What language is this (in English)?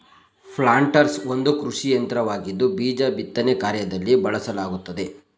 Kannada